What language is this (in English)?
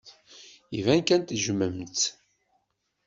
Kabyle